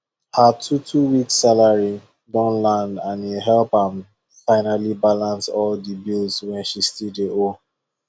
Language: Nigerian Pidgin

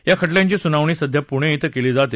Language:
Marathi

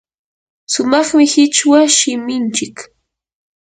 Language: Yanahuanca Pasco Quechua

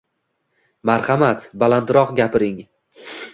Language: Uzbek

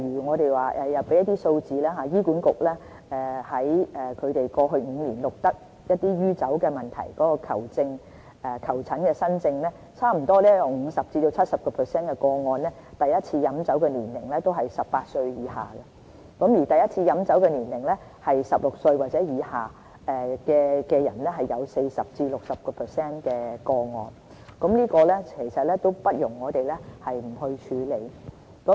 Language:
Cantonese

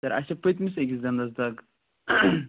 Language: Kashmiri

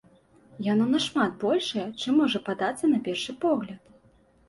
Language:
Belarusian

